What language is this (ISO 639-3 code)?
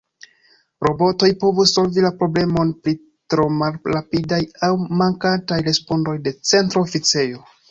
epo